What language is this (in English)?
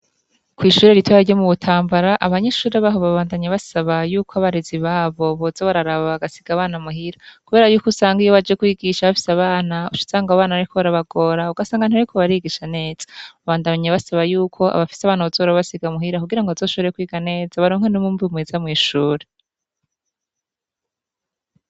Rundi